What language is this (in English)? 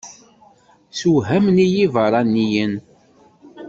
Kabyle